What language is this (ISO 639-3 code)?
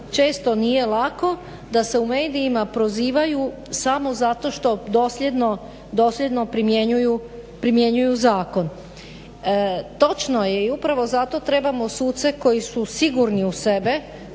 hrv